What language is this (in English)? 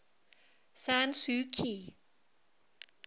English